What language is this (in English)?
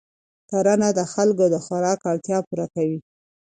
Pashto